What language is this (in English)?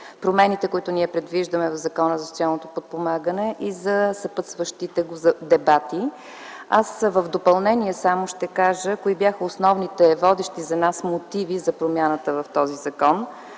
Bulgarian